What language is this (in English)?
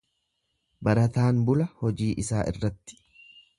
Oromo